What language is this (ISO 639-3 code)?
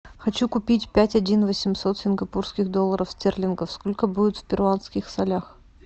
rus